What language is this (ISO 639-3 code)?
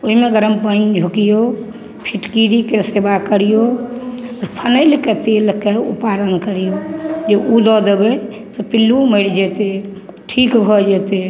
mai